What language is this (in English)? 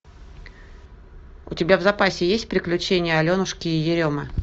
Russian